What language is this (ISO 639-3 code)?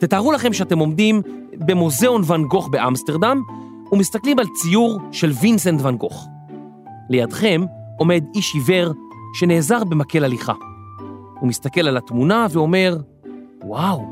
heb